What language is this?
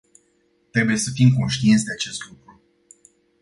Romanian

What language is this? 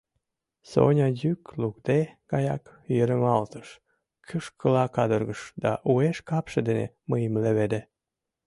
Mari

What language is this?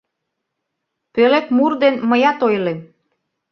Mari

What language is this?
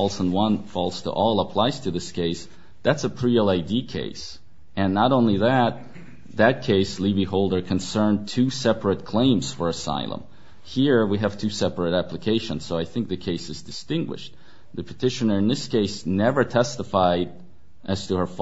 English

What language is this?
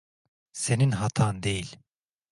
Turkish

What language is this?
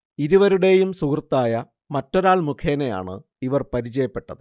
Malayalam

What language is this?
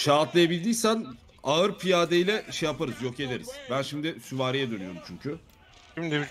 Turkish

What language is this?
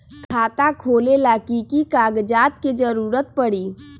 Magahi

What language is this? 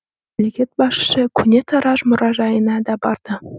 Kazakh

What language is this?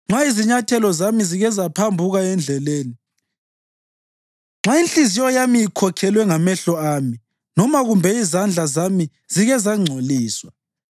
North Ndebele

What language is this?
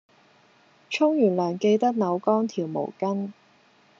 Cantonese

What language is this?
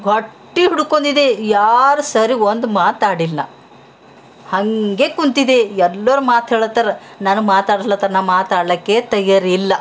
Kannada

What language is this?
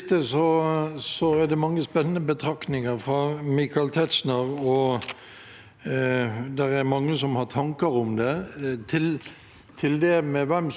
Norwegian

